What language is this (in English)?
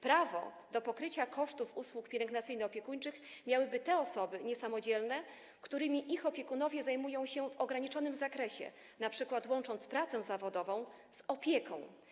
Polish